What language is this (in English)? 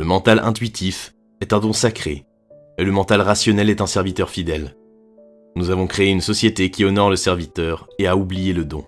French